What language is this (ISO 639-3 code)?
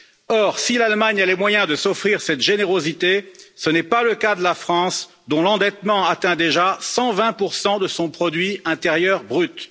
fra